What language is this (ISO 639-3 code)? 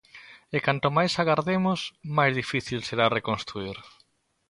glg